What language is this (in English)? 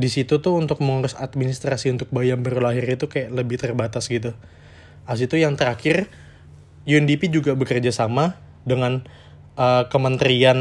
Indonesian